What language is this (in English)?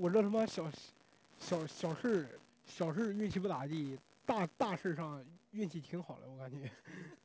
Chinese